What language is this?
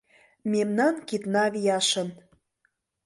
Mari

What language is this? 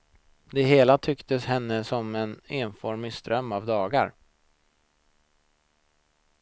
Swedish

